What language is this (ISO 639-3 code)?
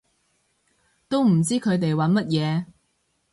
yue